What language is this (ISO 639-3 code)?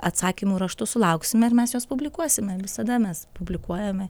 lit